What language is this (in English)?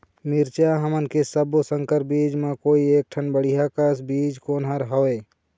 Chhattisgarhi